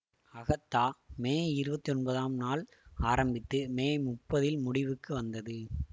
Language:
Tamil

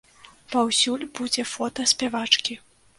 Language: Belarusian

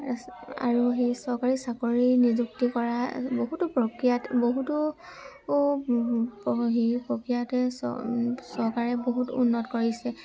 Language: Assamese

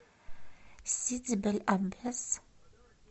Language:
Russian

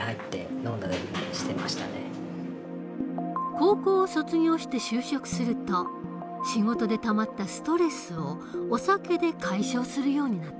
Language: Japanese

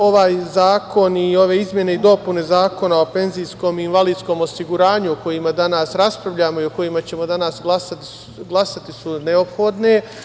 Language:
Serbian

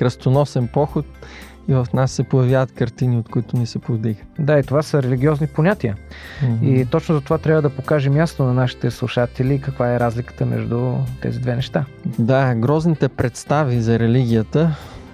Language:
Bulgarian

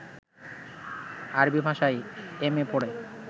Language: Bangla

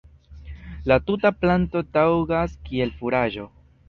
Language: Esperanto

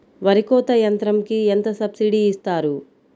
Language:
Telugu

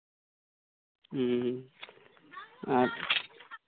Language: Santali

